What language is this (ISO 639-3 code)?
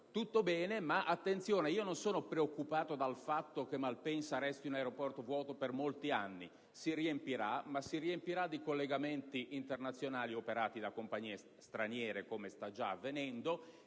ita